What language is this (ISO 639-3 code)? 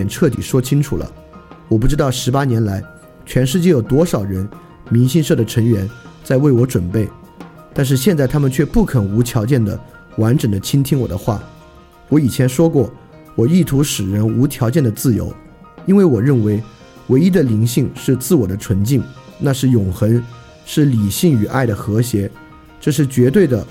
zho